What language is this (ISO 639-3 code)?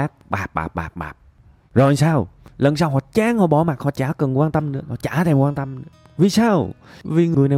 vie